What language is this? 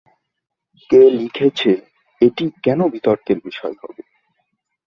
Bangla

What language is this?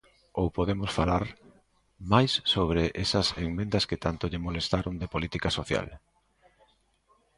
Galician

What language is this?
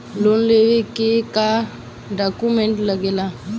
Bhojpuri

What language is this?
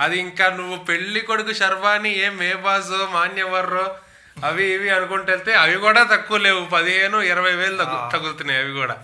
Telugu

